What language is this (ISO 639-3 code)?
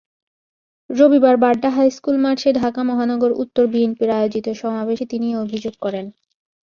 ben